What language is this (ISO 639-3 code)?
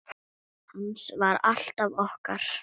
isl